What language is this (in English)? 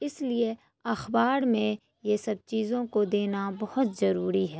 Urdu